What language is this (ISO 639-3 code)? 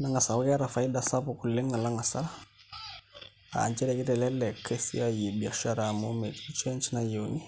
mas